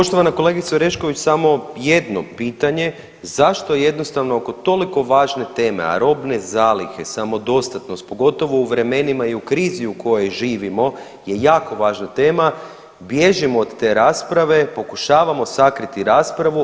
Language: Croatian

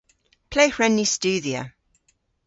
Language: Cornish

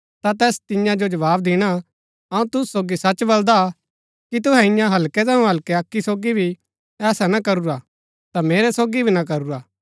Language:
Gaddi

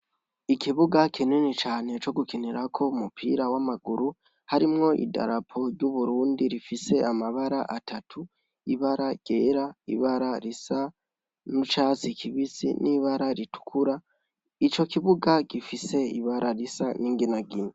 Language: Rundi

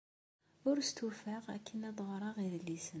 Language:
Kabyle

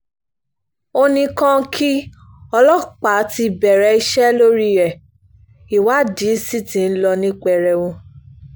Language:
Yoruba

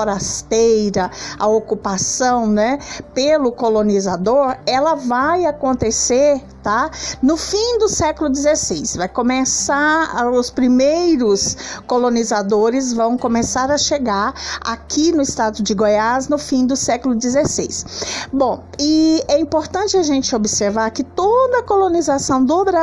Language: Portuguese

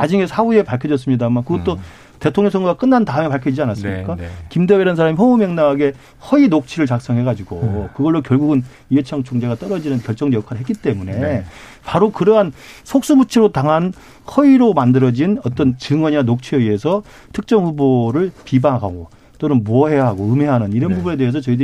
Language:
Korean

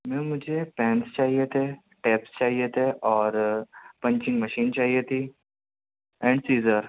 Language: Urdu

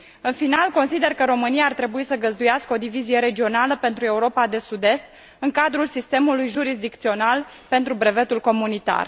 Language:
Romanian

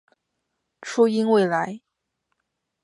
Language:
Chinese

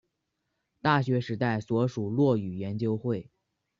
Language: Chinese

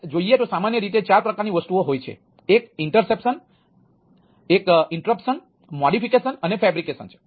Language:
Gujarati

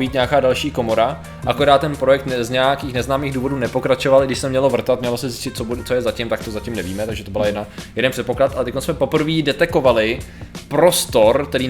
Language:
Czech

